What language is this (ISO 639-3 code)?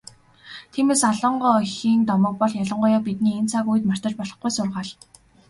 mon